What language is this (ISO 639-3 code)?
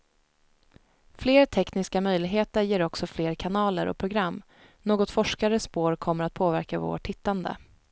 swe